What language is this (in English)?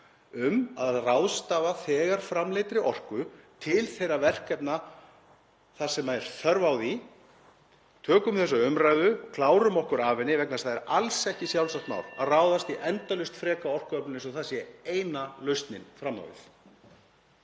Icelandic